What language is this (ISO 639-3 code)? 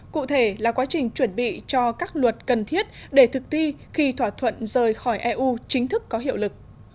vie